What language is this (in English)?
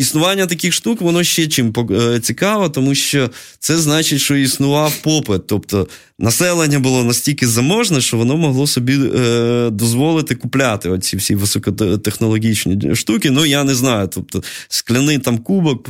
Ukrainian